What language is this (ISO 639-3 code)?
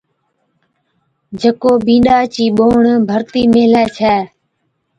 odk